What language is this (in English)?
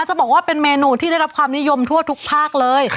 Thai